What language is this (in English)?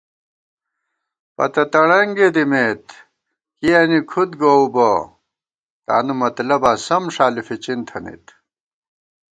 Gawar-Bati